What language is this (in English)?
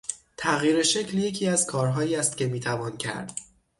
Persian